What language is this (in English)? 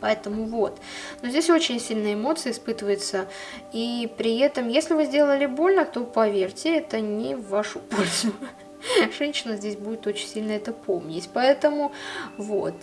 Russian